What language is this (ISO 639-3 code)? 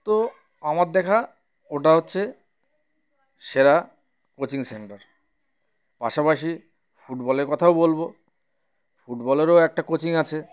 ben